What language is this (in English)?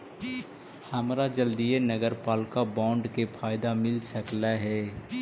Magahi